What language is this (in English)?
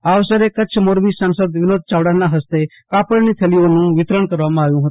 Gujarati